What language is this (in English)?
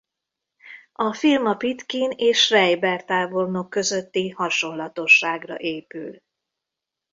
Hungarian